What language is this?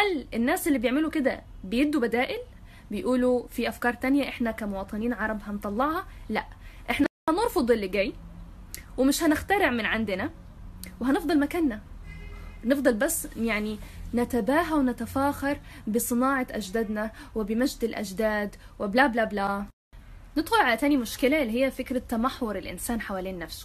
Arabic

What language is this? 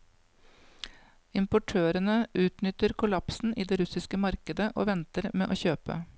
Norwegian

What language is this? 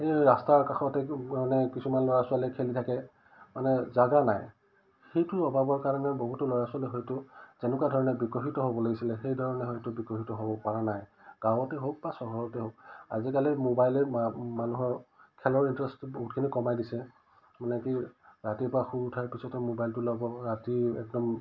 Assamese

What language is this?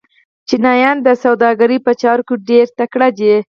Pashto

